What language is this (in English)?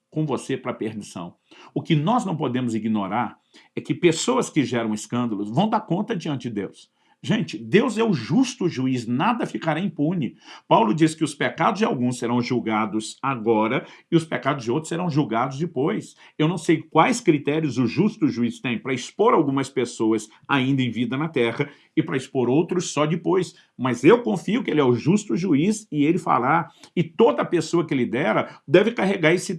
Portuguese